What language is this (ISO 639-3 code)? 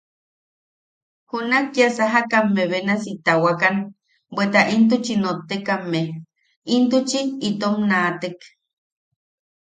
yaq